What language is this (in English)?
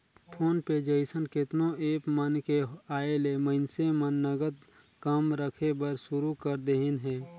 Chhattisgarhi